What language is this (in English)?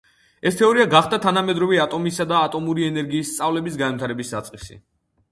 Georgian